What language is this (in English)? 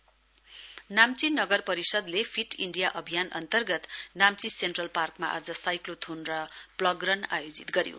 Nepali